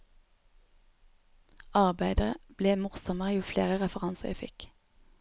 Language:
Norwegian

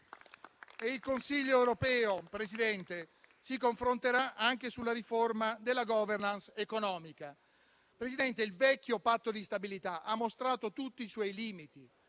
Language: Italian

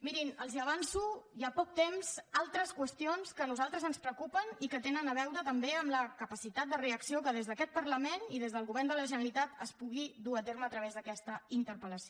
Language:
Catalan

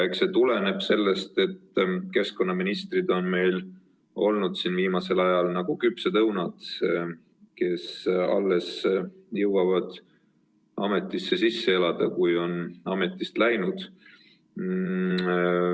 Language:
Estonian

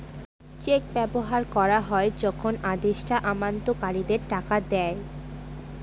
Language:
Bangla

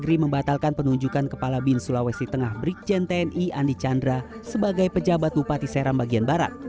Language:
Indonesian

